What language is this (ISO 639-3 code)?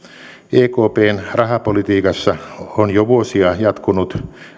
fin